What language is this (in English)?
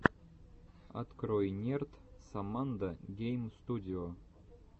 Russian